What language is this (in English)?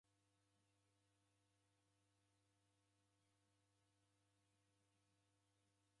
Taita